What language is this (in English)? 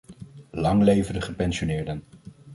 Dutch